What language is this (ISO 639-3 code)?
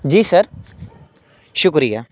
urd